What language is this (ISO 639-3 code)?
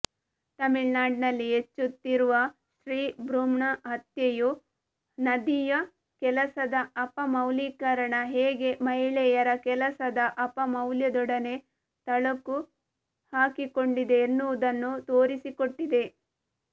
kan